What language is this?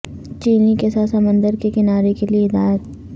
Urdu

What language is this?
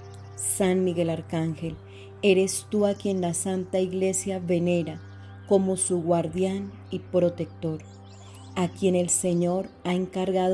Spanish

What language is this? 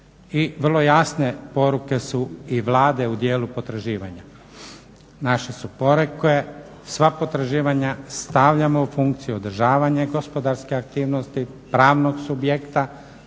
Croatian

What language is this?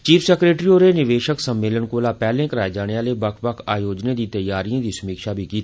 Dogri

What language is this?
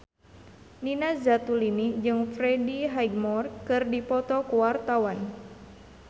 Sundanese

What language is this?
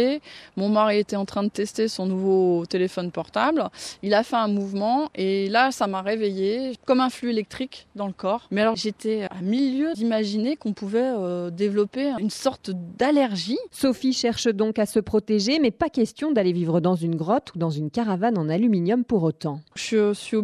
French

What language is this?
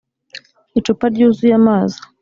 Kinyarwanda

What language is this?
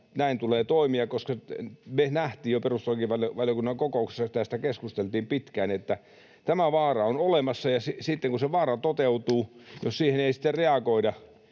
Finnish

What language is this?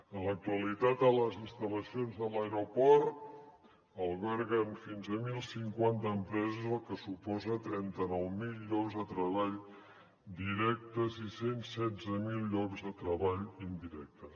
Catalan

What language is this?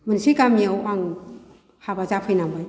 Bodo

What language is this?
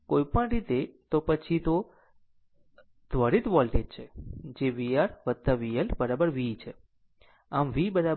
Gujarati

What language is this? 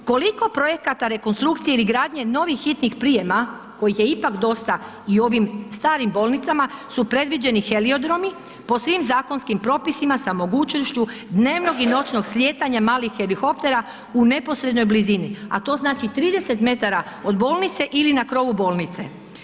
Croatian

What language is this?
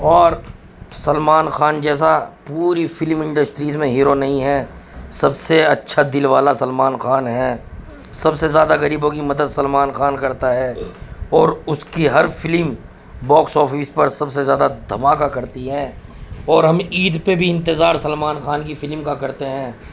Urdu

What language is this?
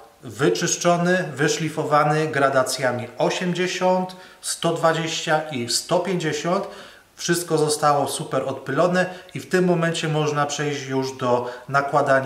Polish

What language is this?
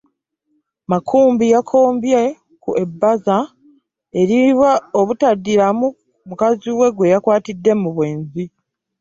Ganda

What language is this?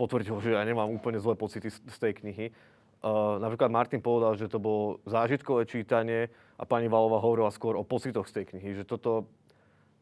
Slovak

